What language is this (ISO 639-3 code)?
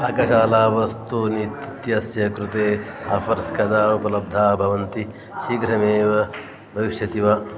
san